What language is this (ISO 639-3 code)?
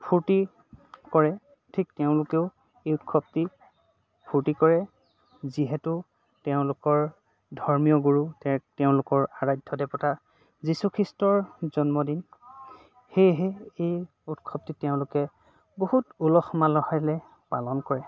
asm